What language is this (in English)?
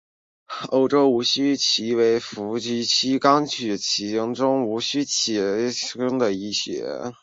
Chinese